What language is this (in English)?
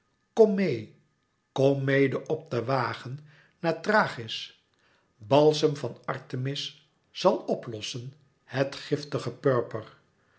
Dutch